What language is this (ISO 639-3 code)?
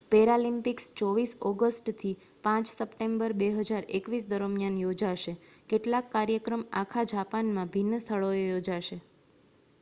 guj